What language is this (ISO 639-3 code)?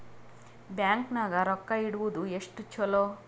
kan